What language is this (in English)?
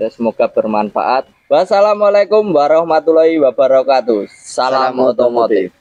Indonesian